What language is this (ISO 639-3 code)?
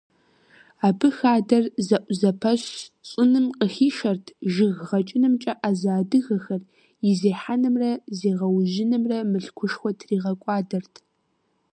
kbd